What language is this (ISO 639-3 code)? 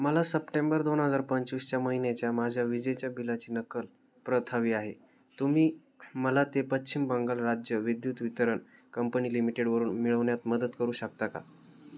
mar